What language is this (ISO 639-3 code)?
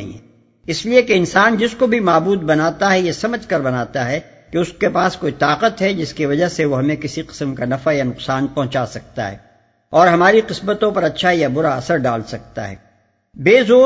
urd